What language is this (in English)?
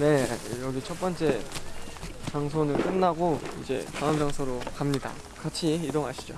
Korean